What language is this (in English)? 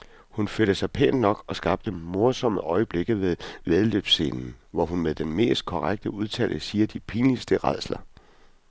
Danish